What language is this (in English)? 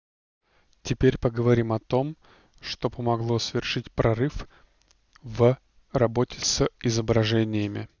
Russian